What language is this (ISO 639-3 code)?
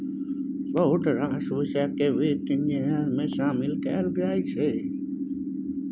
mai